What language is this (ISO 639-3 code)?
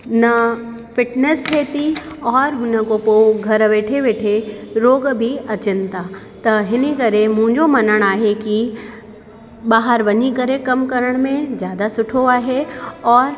snd